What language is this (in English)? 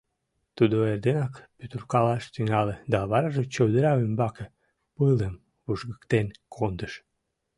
Mari